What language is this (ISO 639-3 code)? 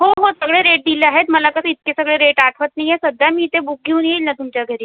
mar